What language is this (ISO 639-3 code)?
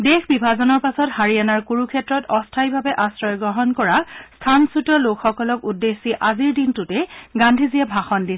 asm